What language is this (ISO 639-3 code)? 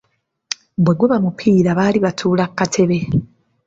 lug